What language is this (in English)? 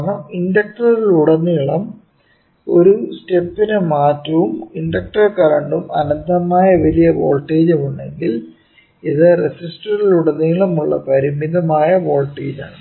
Malayalam